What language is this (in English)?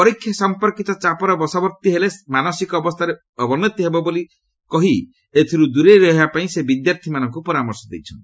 Odia